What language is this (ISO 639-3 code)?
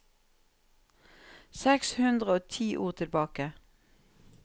nor